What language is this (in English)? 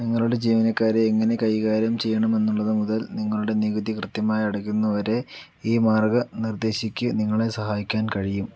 Malayalam